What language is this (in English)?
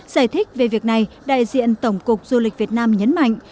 Vietnamese